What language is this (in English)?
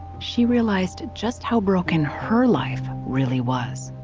English